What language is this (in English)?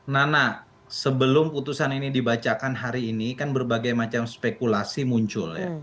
Indonesian